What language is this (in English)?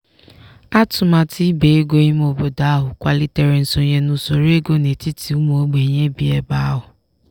Igbo